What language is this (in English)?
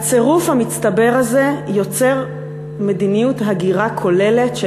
Hebrew